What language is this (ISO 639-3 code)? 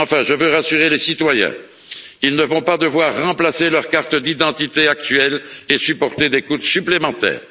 fra